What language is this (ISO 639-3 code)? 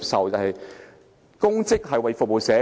yue